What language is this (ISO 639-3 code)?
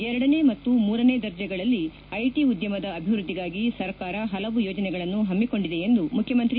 kan